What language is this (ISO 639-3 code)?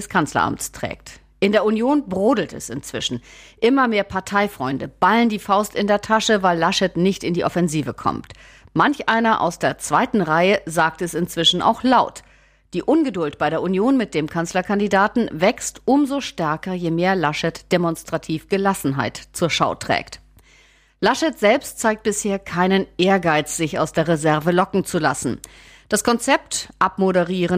deu